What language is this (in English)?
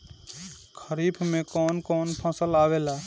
Bhojpuri